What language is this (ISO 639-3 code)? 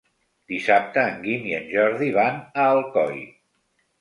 cat